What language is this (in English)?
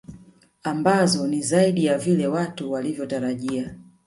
Swahili